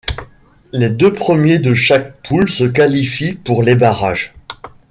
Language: French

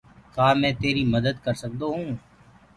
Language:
Gurgula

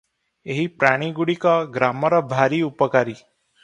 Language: Odia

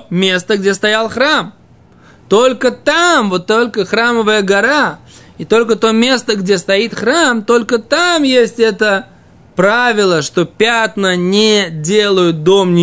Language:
Russian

